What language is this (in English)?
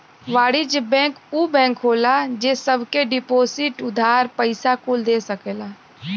Bhojpuri